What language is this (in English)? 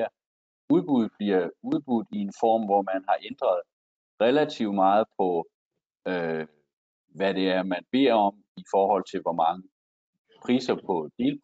Danish